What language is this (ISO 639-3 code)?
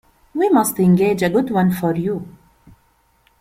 eng